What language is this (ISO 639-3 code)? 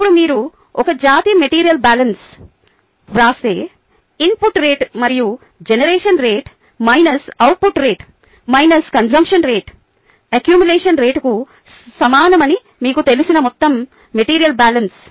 tel